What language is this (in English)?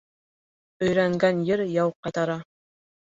Bashkir